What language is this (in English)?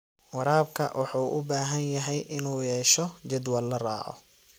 Somali